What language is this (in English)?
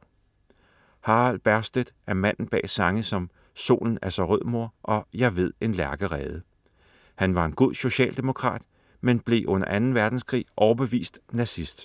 Danish